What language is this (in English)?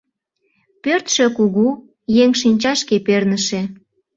Mari